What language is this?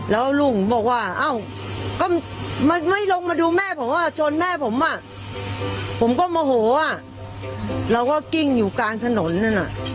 Thai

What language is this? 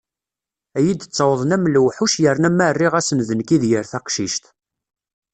Kabyle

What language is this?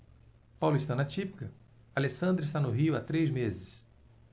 Portuguese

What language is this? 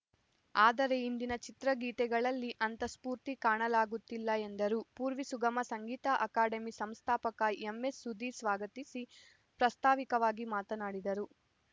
Kannada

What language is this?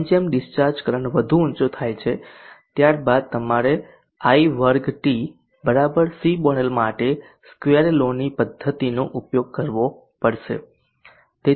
Gujarati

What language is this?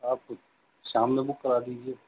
Urdu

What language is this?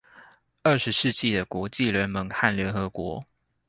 Chinese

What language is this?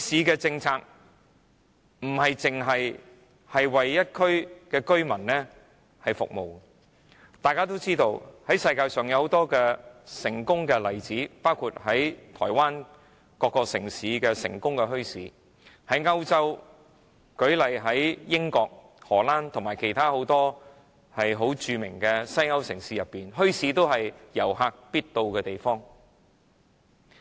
Cantonese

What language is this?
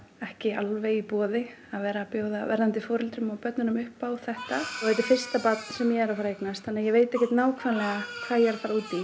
Icelandic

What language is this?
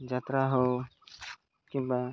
Odia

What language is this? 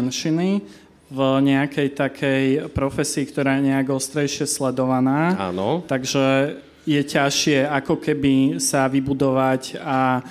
Slovak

